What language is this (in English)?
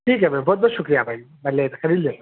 Urdu